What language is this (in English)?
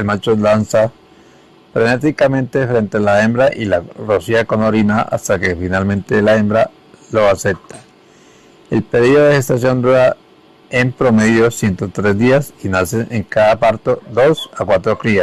Spanish